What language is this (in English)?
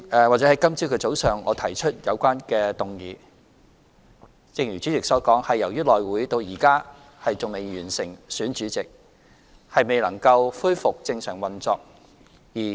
Cantonese